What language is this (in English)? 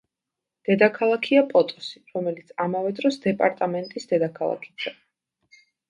Georgian